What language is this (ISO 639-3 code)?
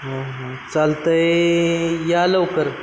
mar